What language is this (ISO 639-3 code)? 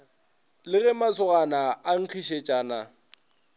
nso